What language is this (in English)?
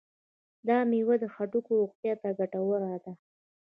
Pashto